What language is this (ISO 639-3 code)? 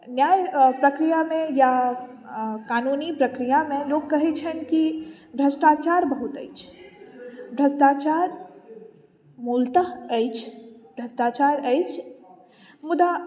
mai